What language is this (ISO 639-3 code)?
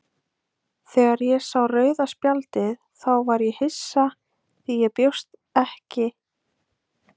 isl